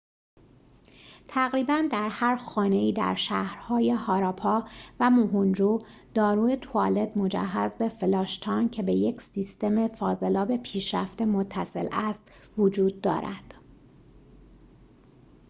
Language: Persian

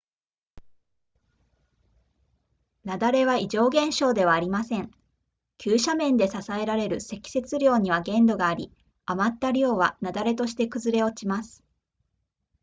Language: Japanese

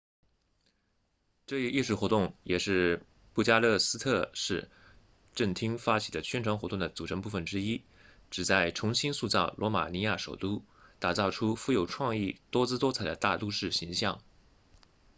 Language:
Chinese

